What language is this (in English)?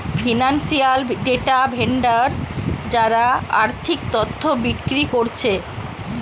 Bangla